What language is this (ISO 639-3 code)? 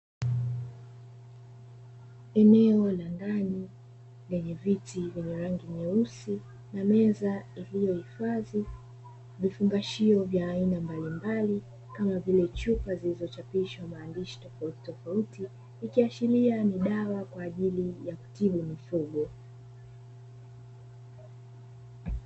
swa